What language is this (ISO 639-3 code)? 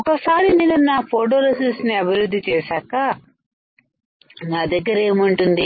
tel